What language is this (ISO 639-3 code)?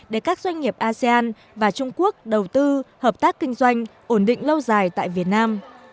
vie